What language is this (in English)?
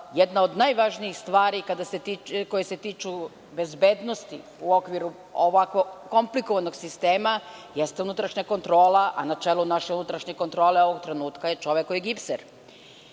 Serbian